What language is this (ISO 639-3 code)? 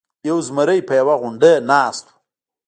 pus